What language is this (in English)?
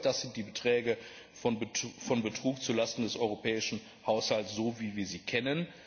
German